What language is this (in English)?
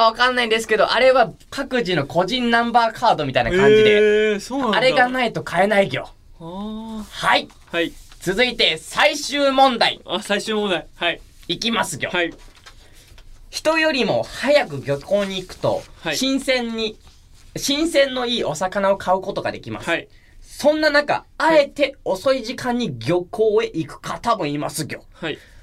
Japanese